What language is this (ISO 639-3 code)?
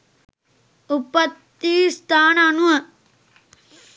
sin